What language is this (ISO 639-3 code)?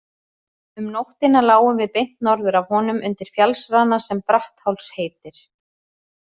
isl